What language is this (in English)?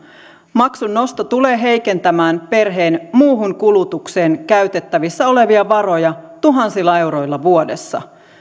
Finnish